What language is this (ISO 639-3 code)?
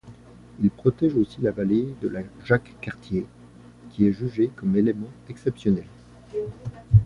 fra